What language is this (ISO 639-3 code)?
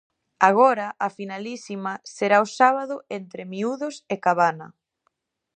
glg